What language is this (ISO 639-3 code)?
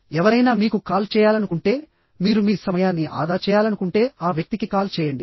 tel